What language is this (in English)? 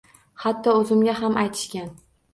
Uzbek